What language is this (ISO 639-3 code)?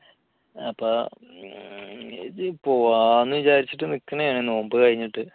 mal